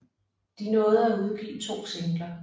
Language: Danish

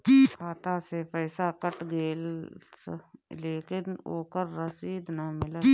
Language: Bhojpuri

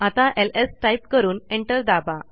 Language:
Marathi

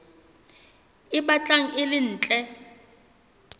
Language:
Southern Sotho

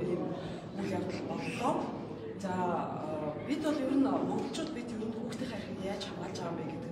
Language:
Arabic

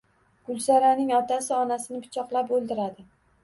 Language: Uzbek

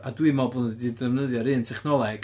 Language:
Welsh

